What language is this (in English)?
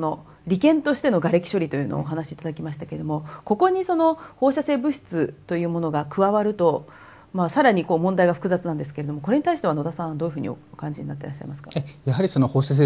Japanese